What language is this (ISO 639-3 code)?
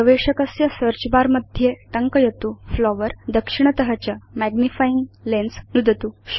san